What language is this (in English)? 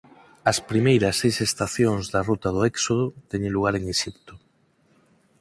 Galician